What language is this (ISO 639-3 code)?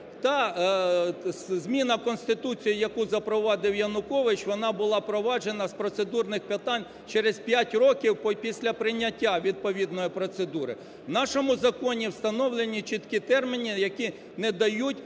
ukr